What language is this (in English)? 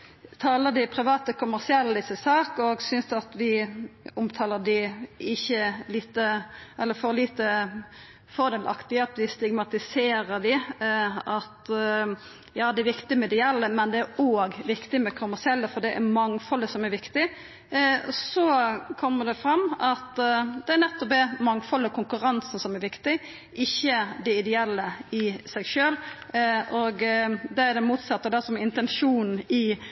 Norwegian Nynorsk